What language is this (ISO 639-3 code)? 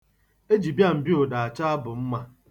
ibo